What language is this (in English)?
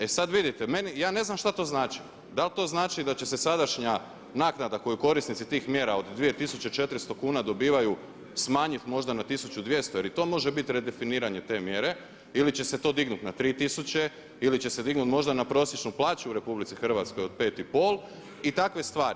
Croatian